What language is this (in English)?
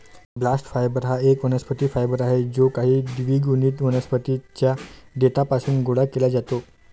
Marathi